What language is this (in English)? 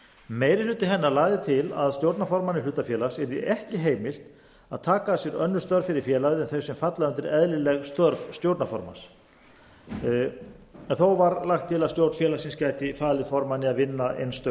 Icelandic